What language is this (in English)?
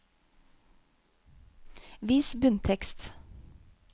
Norwegian